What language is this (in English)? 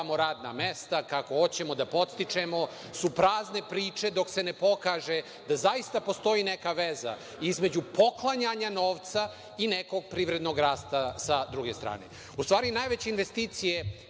Serbian